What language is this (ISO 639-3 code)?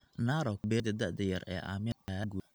som